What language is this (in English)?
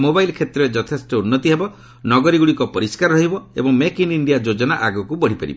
Odia